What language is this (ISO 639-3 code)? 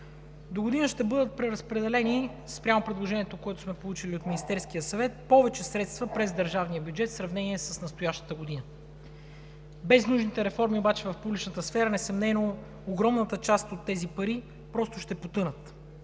bul